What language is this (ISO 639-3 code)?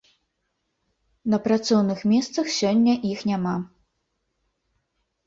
bel